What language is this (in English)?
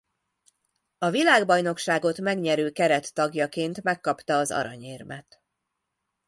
Hungarian